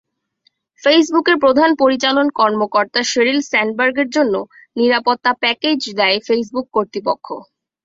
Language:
Bangla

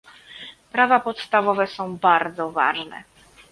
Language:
Polish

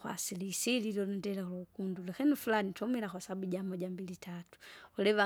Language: Kinga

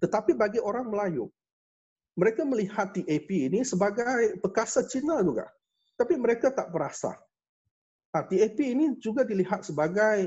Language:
Malay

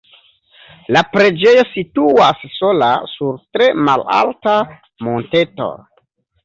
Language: Esperanto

